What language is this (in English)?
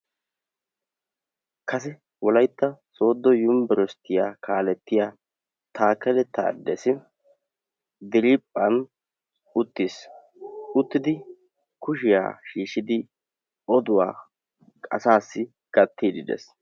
Wolaytta